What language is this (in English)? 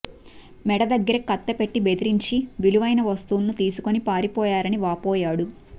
Telugu